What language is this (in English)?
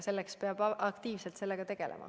Estonian